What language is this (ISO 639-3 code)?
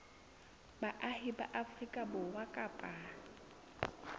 sot